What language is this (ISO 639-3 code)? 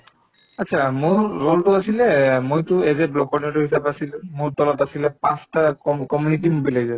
asm